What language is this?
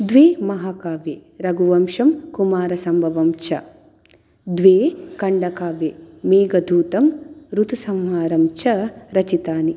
Sanskrit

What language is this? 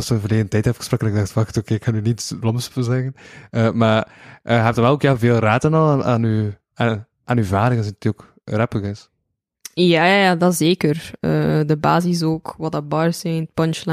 Dutch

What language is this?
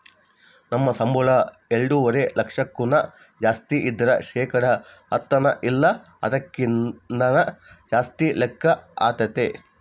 Kannada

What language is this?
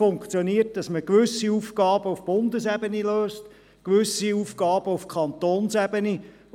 Swiss German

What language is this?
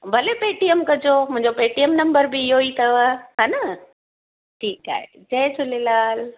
Sindhi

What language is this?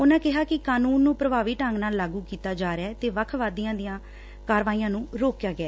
Punjabi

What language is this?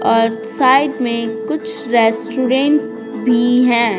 Hindi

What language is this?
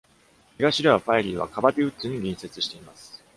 Japanese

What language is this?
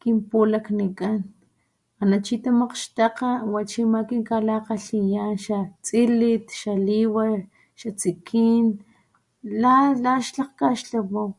Papantla Totonac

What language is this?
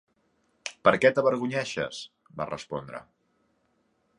Catalan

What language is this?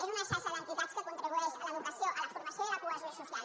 Catalan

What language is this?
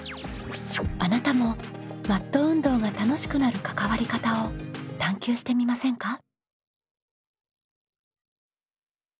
Japanese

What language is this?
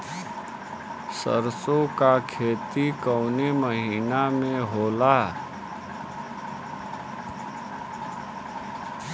Bhojpuri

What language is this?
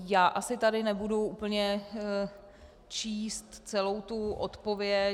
Czech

